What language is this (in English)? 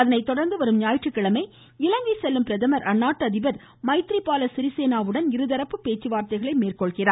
Tamil